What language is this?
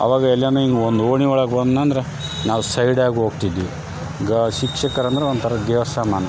Kannada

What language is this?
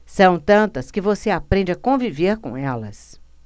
Portuguese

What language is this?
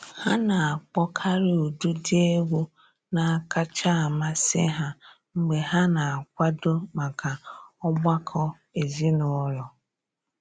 Igbo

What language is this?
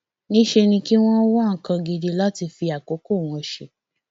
Yoruba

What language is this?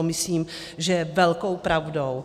Czech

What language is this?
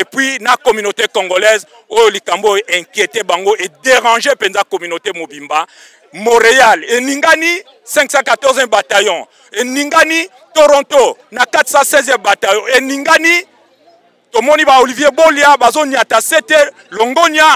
French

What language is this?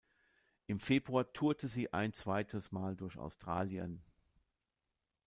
German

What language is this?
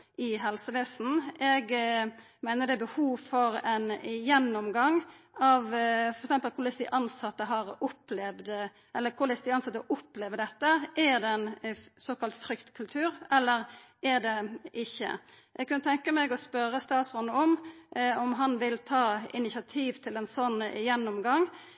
Norwegian Nynorsk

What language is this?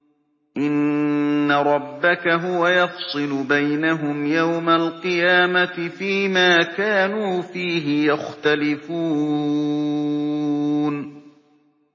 Arabic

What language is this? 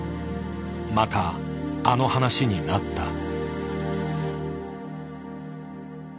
Japanese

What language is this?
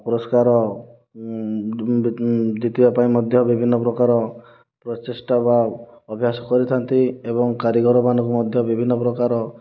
Odia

